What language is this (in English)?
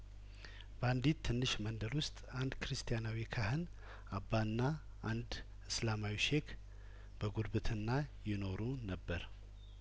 Amharic